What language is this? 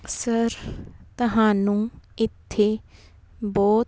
Punjabi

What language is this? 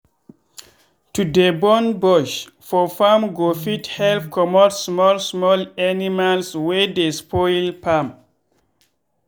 Nigerian Pidgin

